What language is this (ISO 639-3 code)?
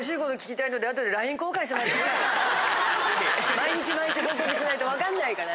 jpn